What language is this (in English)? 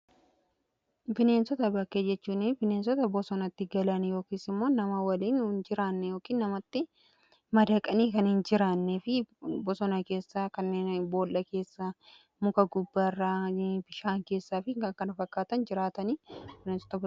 Oromo